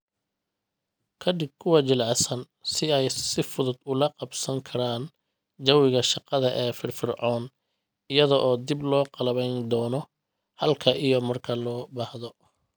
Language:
Somali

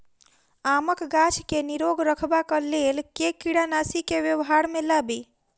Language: Maithili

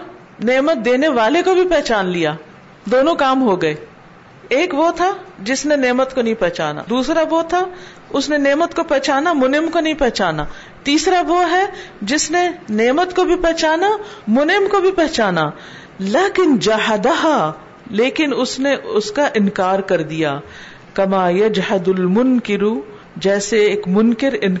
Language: Urdu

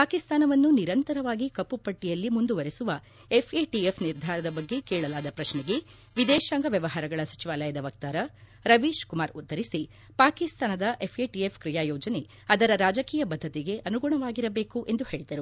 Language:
Kannada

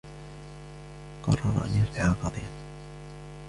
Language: Arabic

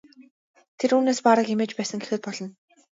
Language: Mongolian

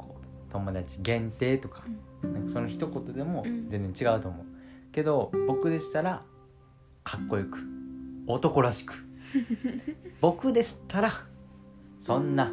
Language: Japanese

